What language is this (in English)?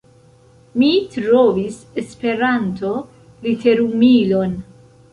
Esperanto